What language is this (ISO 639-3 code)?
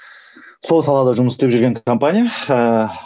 kaz